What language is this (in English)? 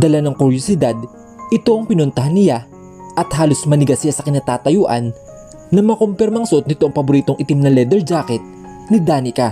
Filipino